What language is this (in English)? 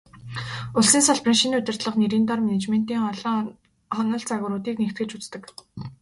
Mongolian